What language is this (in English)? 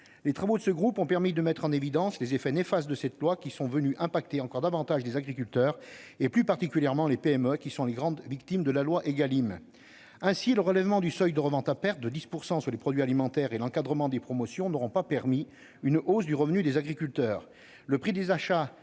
French